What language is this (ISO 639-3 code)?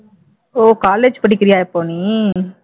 tam